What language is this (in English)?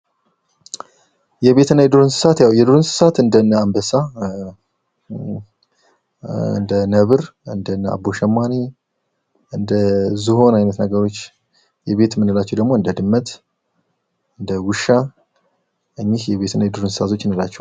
Amharic